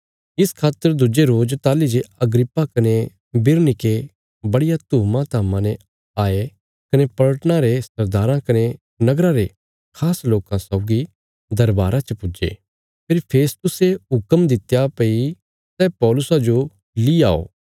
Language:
Bilaspuri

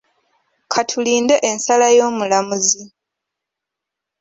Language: Ganda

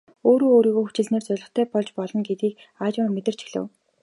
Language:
Mongolian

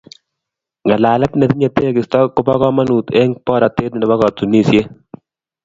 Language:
Kalenjin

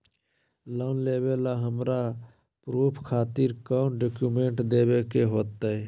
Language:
Magahi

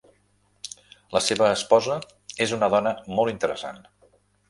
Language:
Catalan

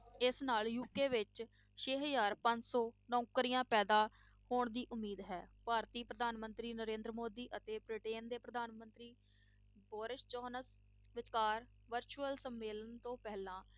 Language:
Punjabi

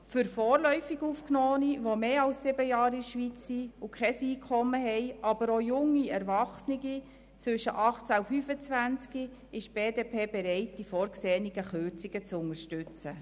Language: Swiss German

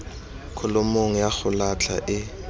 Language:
Tswana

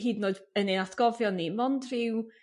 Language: Welsh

